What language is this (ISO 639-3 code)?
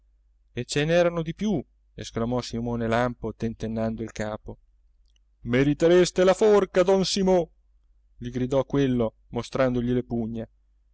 ita